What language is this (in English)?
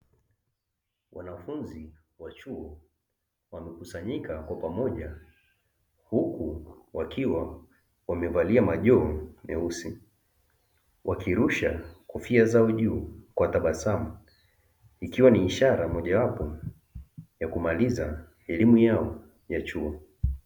Swahili